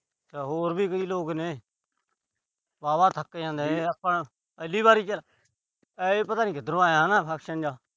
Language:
Punjabi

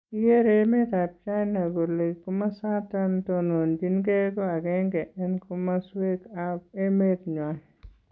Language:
Kalenjin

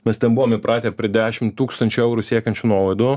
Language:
Lithuanian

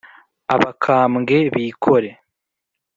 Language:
Kinyarwanda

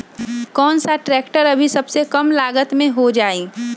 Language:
Magahi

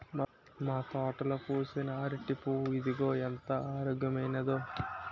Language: Telugu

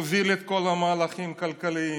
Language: Hebrew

